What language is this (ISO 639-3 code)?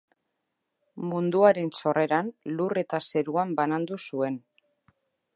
eus